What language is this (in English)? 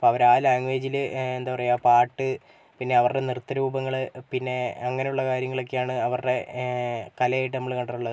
Malayalam